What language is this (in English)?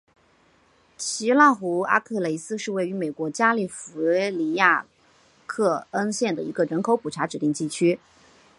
Chinese